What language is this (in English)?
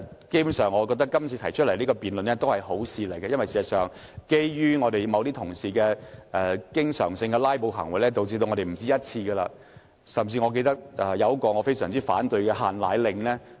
Cantonese